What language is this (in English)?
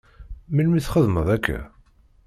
Kabyle